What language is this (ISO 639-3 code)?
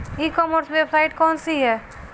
bho